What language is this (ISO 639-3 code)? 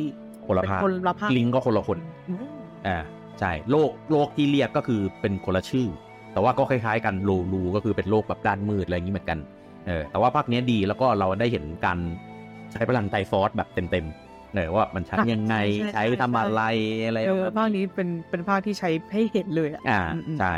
tha